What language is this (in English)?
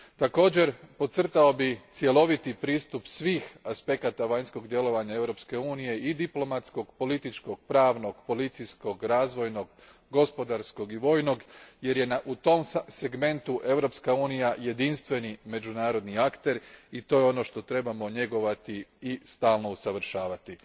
Croatian